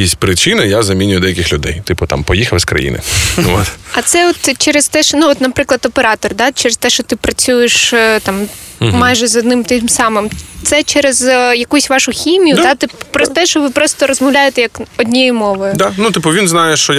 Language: Ukrainian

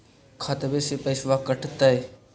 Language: Magahi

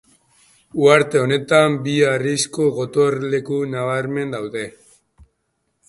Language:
Basque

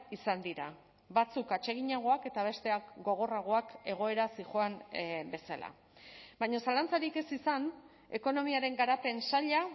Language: Basque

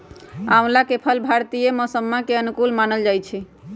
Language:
Magahi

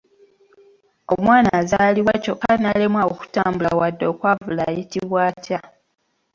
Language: Ganda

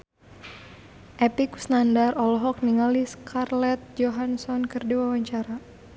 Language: Sundanese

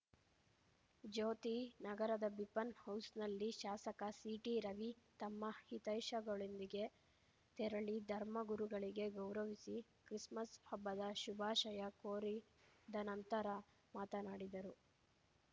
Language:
Kannada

